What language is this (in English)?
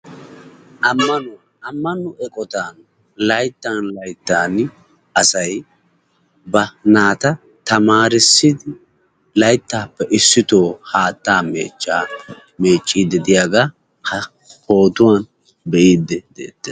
Wolaytta